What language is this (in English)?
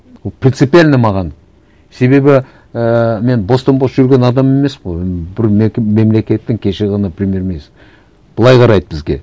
Kazakh